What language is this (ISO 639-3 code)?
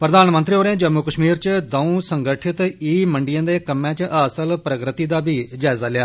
doi